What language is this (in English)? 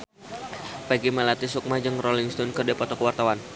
Sundanese